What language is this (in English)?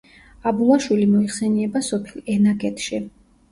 Georgian